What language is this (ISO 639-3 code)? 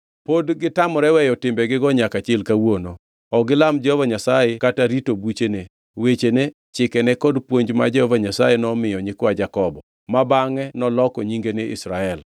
luo